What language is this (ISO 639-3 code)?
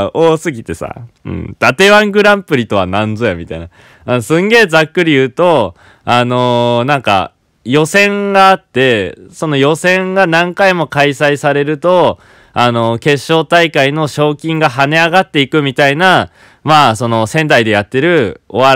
jpn